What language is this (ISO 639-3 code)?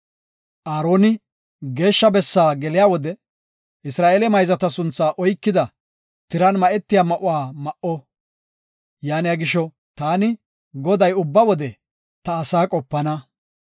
gof